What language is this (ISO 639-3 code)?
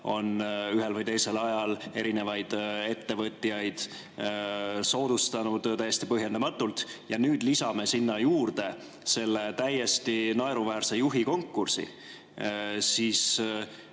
est